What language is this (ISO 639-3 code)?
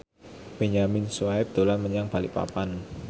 jav